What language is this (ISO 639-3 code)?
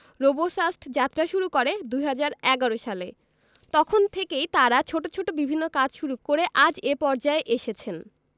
ben